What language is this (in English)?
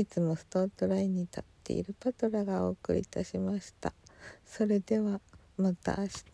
Japanese